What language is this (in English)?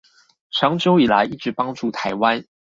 Chinese